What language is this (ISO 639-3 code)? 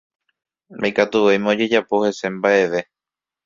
grn